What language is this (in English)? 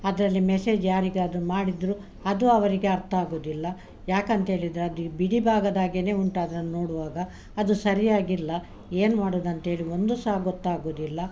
Kannada